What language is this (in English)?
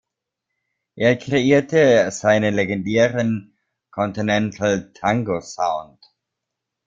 German